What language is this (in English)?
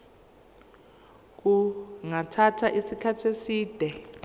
Zulu